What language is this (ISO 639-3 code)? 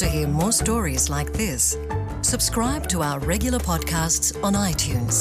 kor